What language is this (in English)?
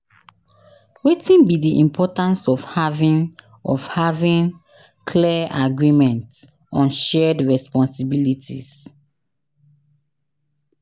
Nigerian Pidgin